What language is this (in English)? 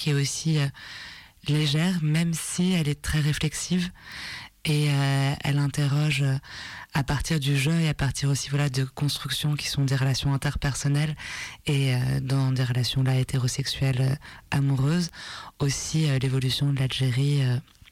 French